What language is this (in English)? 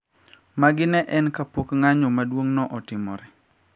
Luo (Kenya and Tanzania)